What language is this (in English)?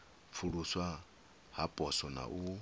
Venda